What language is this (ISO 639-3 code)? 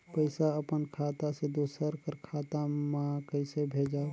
hne